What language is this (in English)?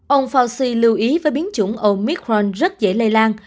Vietnamese